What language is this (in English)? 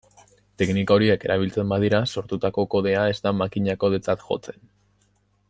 Basque